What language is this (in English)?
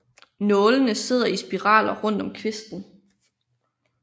Danish